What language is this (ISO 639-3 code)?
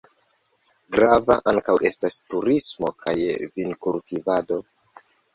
epo